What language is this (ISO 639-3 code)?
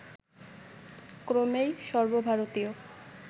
ben